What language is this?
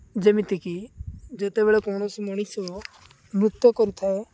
Odia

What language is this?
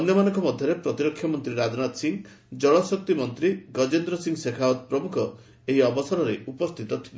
Odia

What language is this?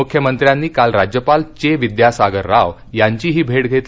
Marathi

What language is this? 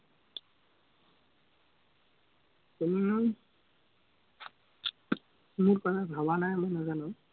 Assamese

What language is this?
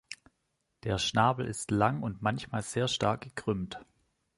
German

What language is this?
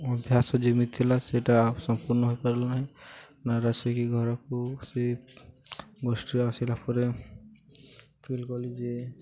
Odia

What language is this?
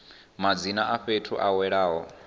Venda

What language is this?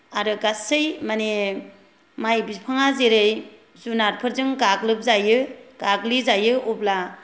Bodo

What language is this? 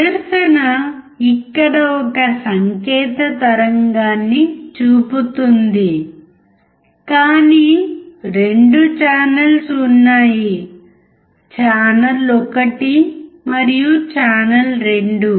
Telugu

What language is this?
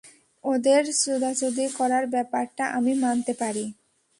Bangla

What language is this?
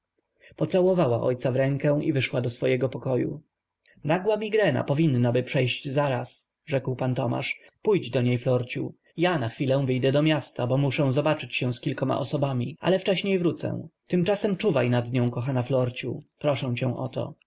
Polish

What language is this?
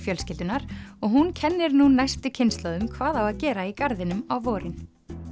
Icelandic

